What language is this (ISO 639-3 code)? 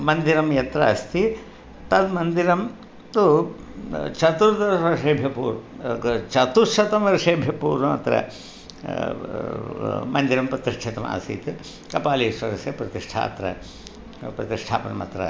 san